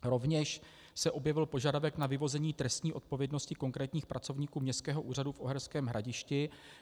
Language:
Czech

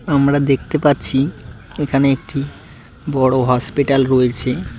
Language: Bangla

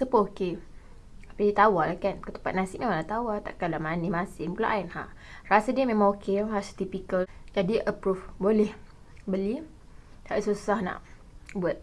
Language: Malay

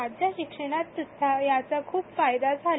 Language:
Marathi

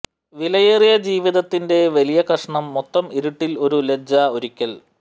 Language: Malayalam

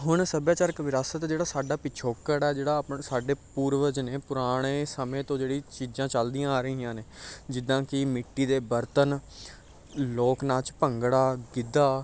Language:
Punjabi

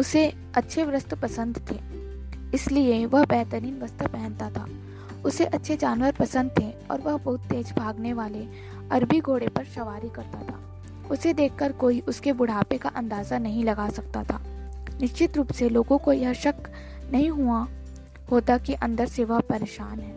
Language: Hindi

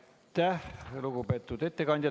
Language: Estonian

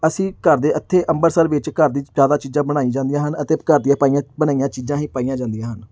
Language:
Punjabi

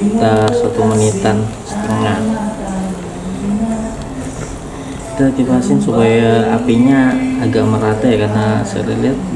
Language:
Indonesian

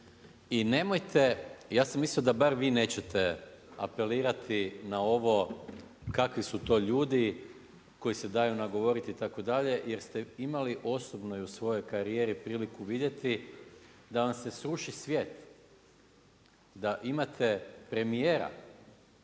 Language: Croatian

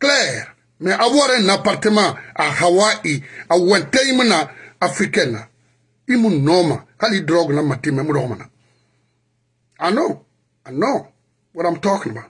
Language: French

